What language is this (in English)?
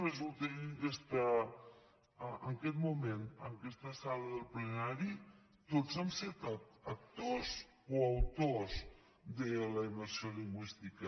Catalan